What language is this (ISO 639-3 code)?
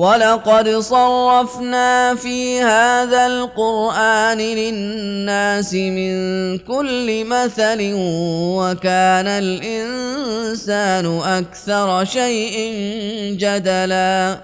ara